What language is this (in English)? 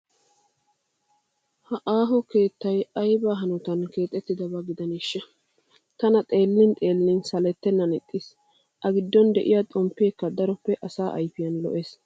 Wolaytta